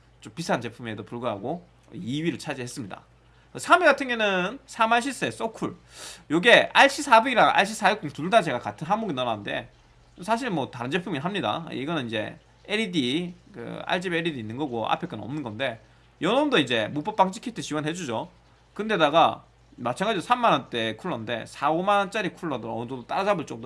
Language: Korean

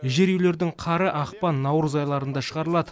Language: Kazakh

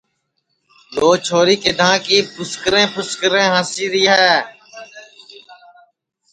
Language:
Sansi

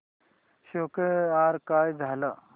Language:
Marathi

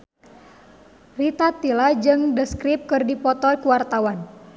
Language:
Sundanese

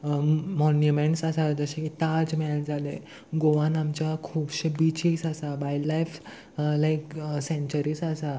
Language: Konkani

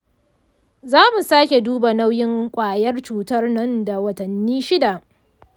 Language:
Hausa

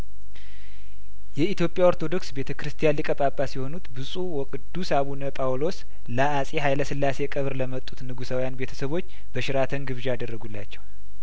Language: Amharic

